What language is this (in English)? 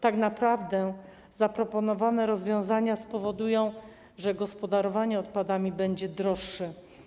Polish